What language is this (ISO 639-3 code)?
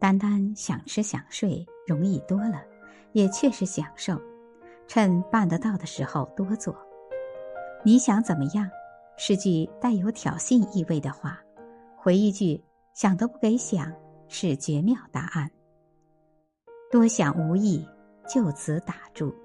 zho